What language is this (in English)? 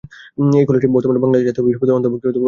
Bangla